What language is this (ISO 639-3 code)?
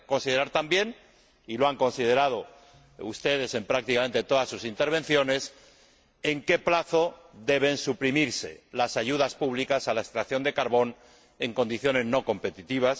spa